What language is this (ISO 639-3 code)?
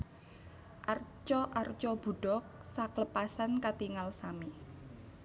jav